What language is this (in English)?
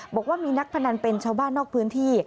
Thai